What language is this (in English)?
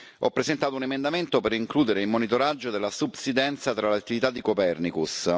Italian